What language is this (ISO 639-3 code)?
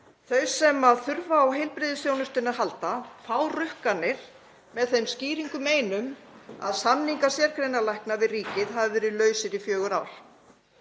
isl